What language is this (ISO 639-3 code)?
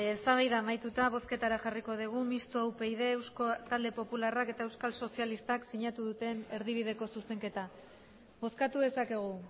eus